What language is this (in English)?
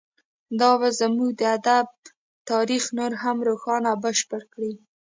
Pashto